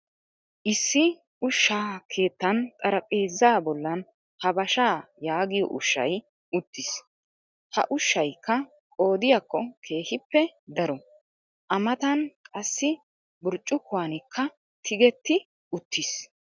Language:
Wolaytta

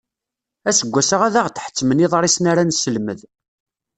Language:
Kabyle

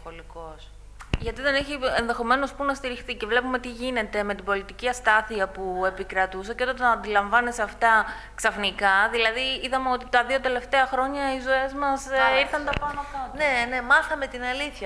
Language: Greek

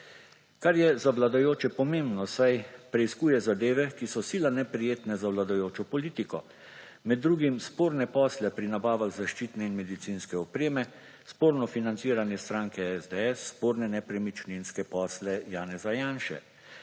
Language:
Slovenian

